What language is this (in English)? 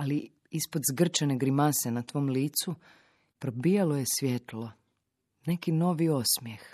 Croatian